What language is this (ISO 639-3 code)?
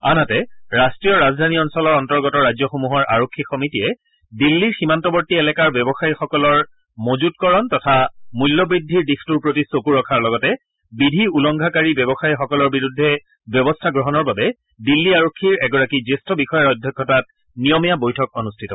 asm